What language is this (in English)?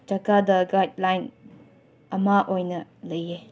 Manipuri